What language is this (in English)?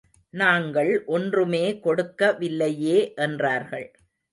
Tamil